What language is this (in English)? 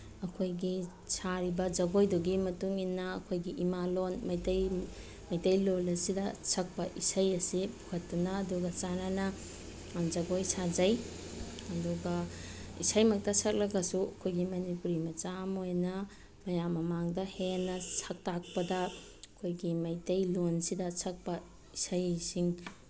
Manipuri